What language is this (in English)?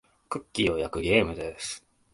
Japanese